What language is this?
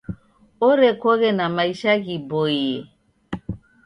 Taita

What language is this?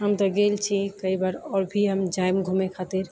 Maithili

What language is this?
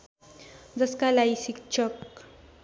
Nepali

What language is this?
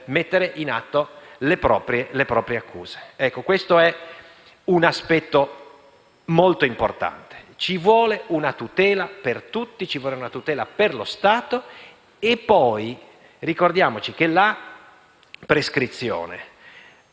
Italian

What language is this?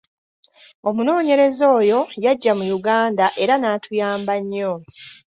Ganda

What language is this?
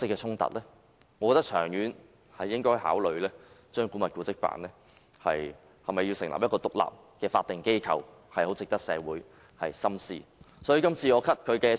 Cantonese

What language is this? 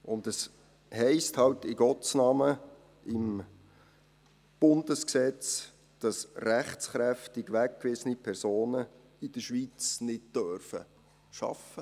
Swiss German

